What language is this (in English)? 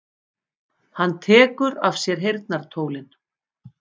Icelandic